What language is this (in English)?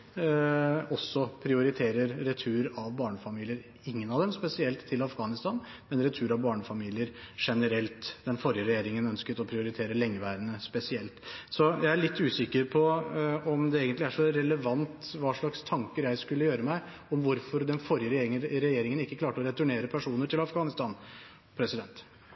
Norwegian Bokmål